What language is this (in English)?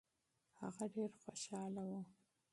Pashto